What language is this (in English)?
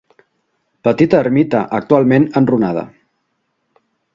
Catalan